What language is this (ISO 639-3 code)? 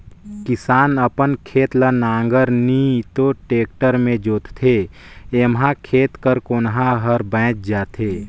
hne